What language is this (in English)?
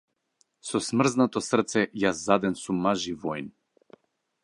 Macedonian